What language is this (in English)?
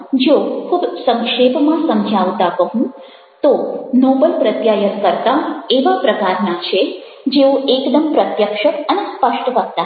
Gujarati